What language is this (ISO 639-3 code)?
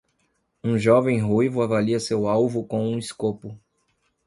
por